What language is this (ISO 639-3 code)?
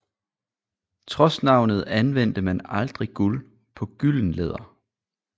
dan